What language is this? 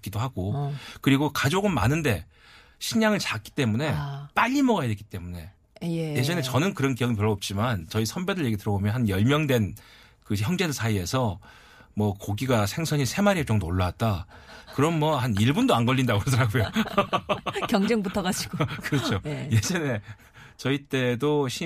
Korean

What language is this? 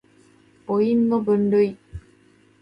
Japanese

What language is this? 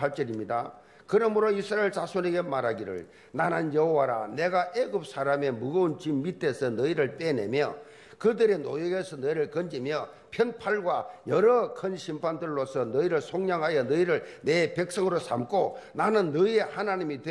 Korean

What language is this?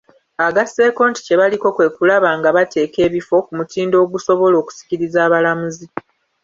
Ganda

